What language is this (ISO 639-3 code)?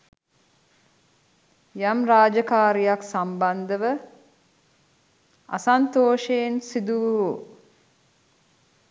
sin